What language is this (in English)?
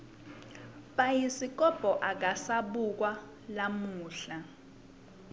Swati